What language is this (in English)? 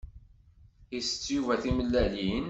Kabyle